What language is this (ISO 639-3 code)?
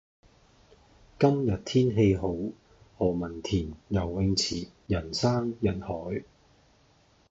yue